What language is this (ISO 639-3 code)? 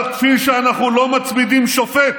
heb